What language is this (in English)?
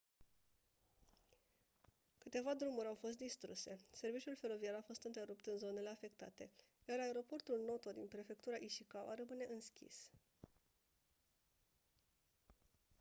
Romanian